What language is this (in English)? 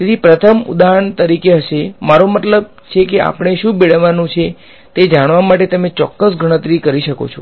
Gujarati